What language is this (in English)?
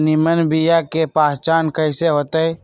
Magahi